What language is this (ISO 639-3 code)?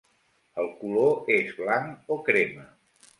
cat